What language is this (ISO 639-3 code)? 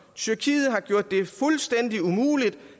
dan